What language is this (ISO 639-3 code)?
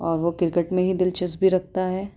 urd